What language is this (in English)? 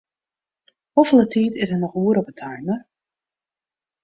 Western Frisian